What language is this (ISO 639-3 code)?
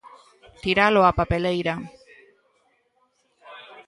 glg